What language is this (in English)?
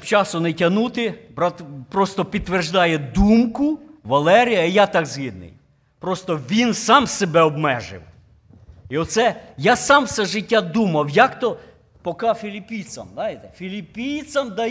Ukrainian